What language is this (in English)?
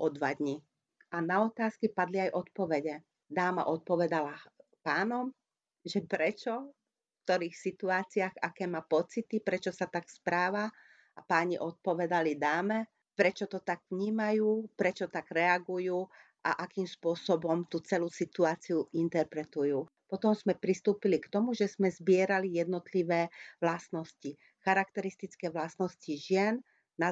Hungarian